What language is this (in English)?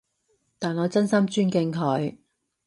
Cantonese